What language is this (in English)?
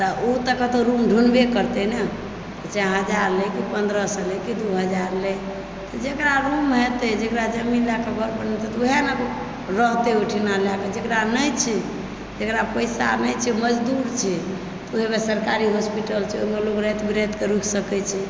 Maithili